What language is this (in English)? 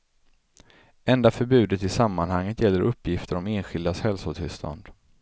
Swedish